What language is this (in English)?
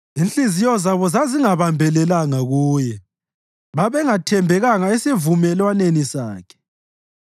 North Ndebele